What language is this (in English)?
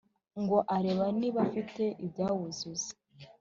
Kinyarwanda